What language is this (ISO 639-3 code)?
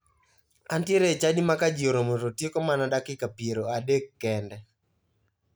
luo